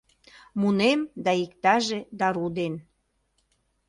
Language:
Mari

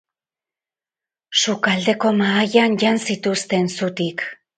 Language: Basque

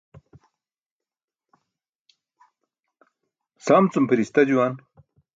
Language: Burushaski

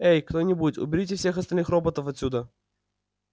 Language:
Russian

